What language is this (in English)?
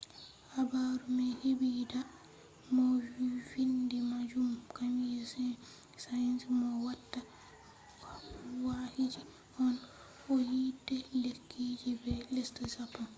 Fula